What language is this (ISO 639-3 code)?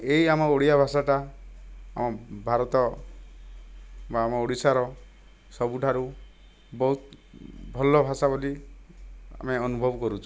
ori